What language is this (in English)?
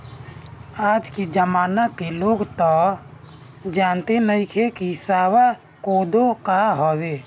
Bhojpuri